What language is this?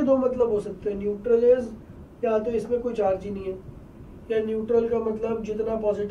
Portuguese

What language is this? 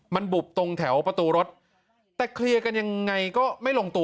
Thai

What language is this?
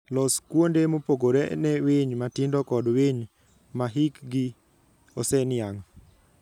Luo (Kenya and Tanzania)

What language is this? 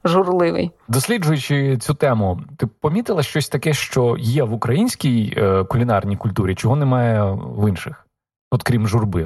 Ukrainian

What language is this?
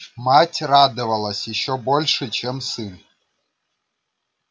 Russian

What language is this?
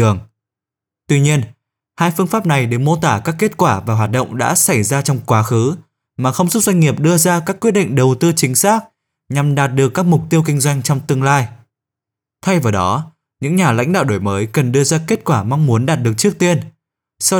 Vietnamese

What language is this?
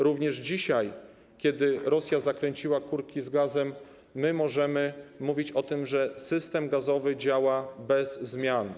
Polish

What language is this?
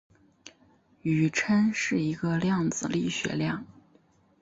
Chinese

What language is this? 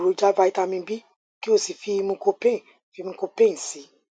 Yoruba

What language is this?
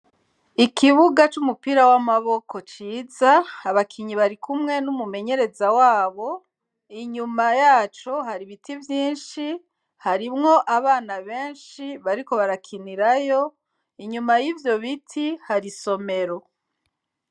Rundi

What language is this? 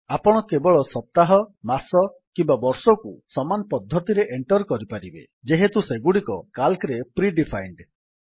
Odia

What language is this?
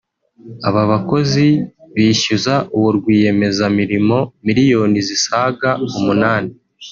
Kinyarwanda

